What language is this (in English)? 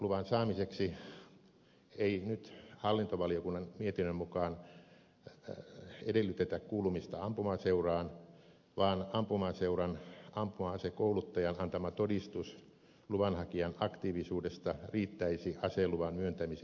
Finnish